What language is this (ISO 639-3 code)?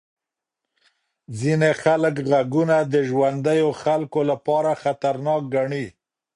pus